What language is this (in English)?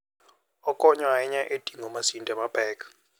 Luo (Kenya and Tanzania)